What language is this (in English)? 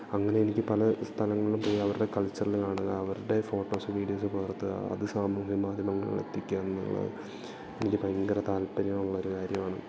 Malayalam